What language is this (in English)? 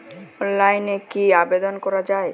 Bangla